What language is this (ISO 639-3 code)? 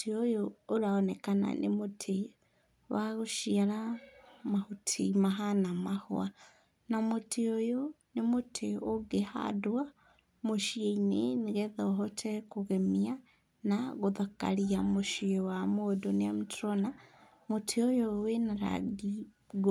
kik